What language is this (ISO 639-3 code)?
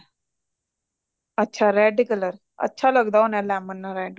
pan